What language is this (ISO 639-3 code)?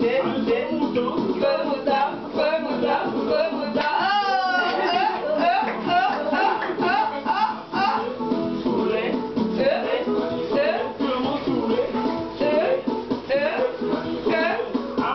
ron